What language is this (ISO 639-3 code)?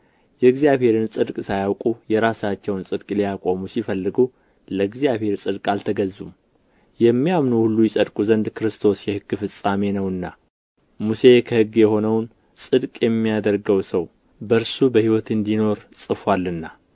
amh